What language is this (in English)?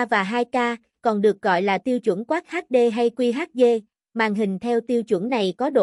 Vietnamese